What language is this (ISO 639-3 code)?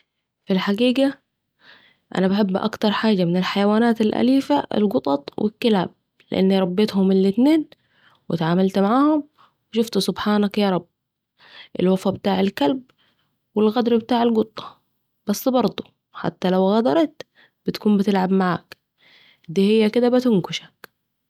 aec